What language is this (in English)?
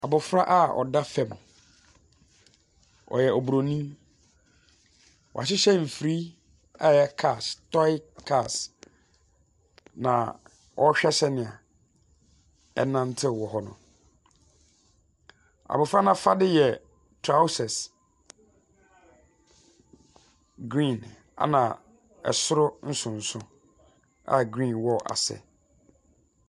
Akan